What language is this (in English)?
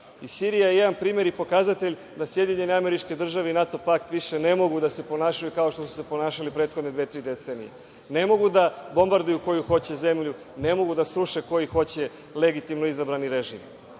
Serbian